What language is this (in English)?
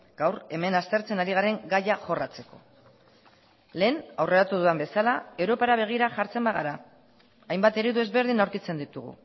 Basque